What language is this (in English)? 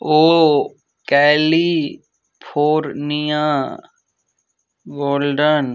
Maithili